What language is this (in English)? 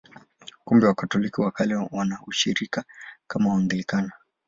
Swahili